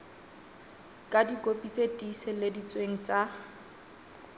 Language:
Southern Sotho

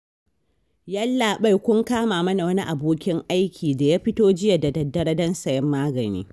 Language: Hausa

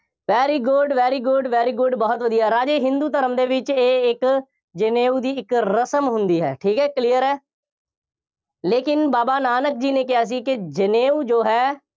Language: Punjabi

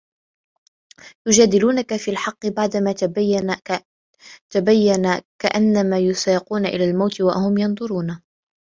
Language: Arabic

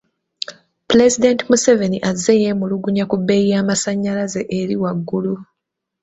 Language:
Ganda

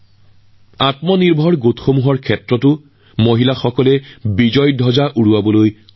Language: Assamese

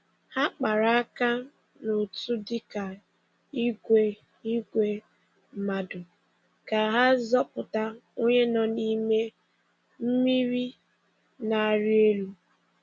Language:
Igbo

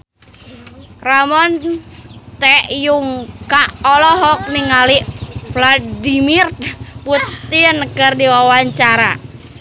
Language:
Sundanese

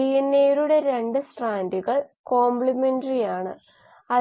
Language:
Malayalam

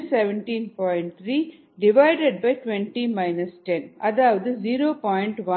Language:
Tamil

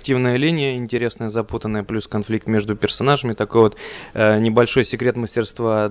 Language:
Russian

